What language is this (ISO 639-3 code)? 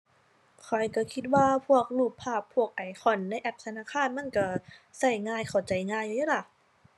tha